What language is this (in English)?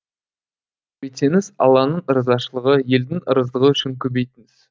Kazakh